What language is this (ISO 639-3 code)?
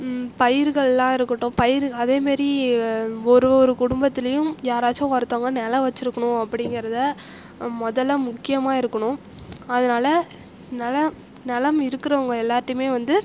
tam